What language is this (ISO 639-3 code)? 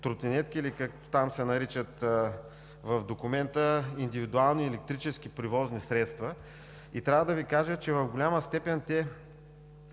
bul